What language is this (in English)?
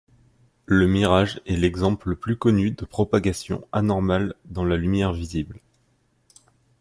French